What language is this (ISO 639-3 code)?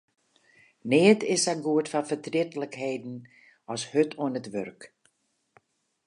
fry